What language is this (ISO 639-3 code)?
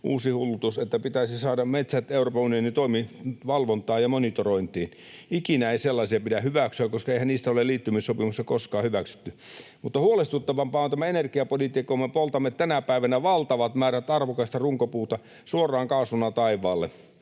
fin